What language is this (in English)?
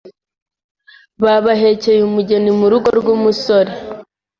Kinyarwanda